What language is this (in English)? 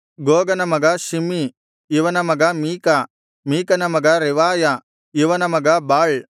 Kannada